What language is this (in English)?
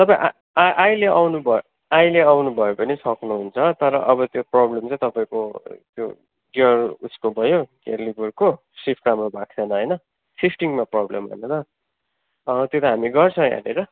Nepali